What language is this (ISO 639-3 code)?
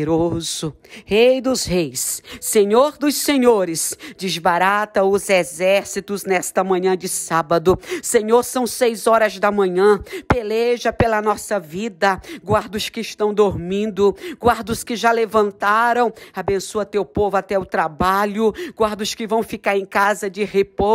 por